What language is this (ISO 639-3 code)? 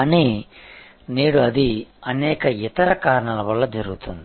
tel